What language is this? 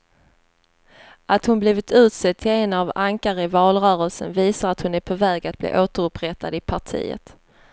Swedish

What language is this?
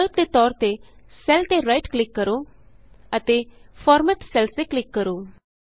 Punjabi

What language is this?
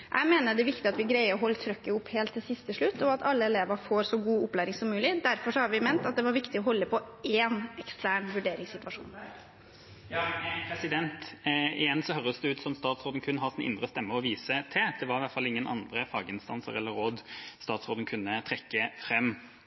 Norwegian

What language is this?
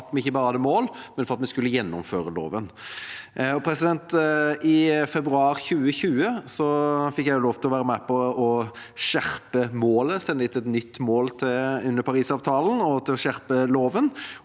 Norwegian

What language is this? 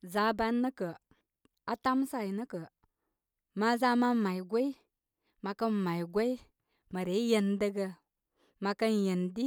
Koma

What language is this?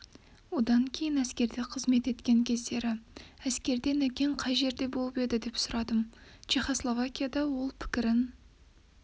Kazakh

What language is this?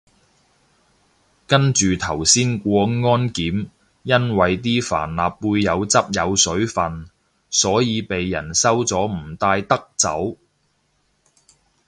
Cantonese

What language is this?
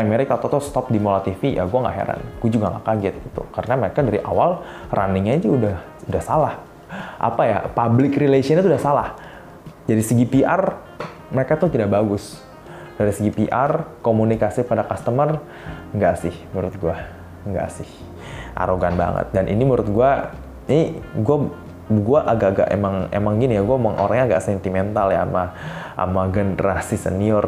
Indonesian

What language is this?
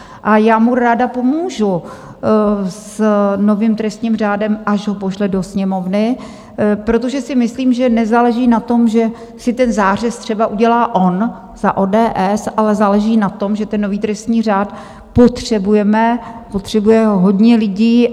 Czech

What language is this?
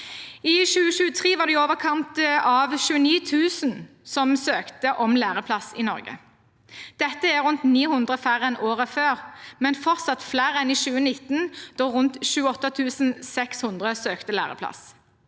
Norwegian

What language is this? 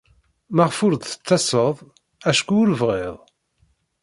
Kabyle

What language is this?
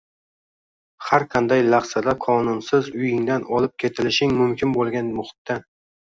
Uzbek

